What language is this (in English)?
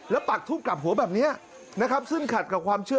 Thai